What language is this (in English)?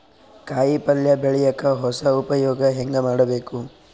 Kannada